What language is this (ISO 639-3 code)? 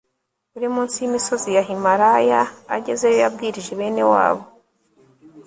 kin